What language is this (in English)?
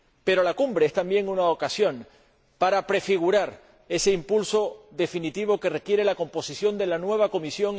Spanish